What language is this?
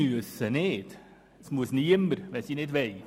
Swiss German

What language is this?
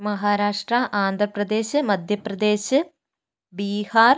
Malayalam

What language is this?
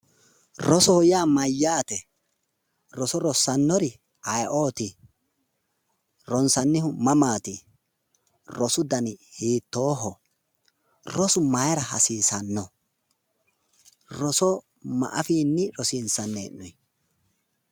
Sidamo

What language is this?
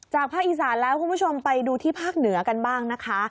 Thai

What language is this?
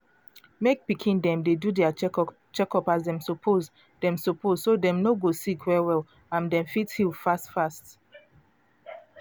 Nigerian Pidgin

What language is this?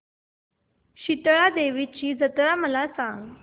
Marathi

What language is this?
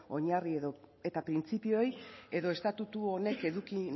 Basque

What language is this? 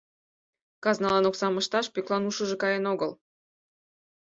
Mari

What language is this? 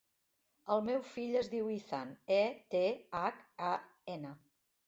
Catalan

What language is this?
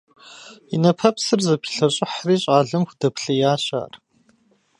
Kabardian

